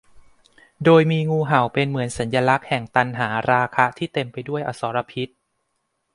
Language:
Thai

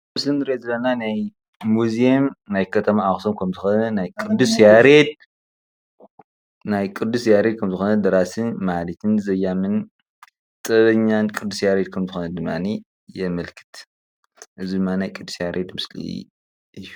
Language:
Tigrinya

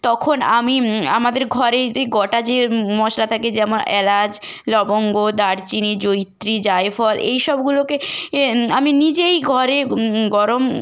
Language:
Bangla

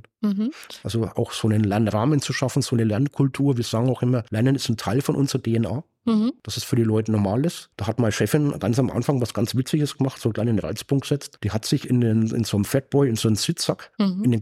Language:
German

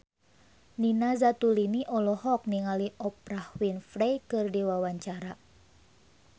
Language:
Sundanese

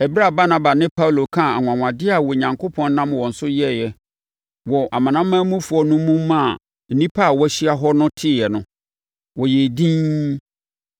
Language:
Akan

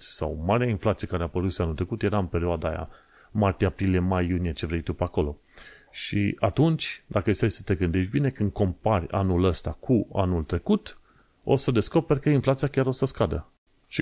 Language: Romanian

